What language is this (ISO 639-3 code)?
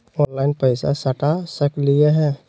mag